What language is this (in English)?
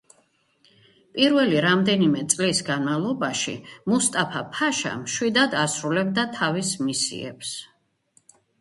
Georgian